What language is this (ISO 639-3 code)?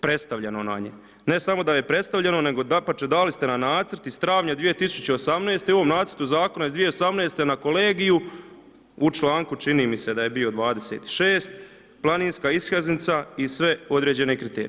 hrv